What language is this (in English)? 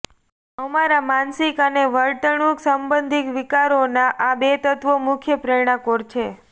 Gujarati